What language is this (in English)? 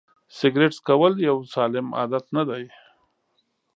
Pashto